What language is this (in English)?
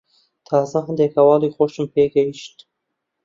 Central Kurdish